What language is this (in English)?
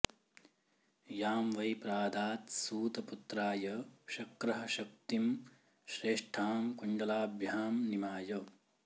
Sanskrit